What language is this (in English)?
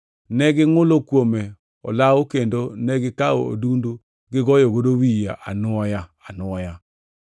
Luo (Kenya and Tanzania)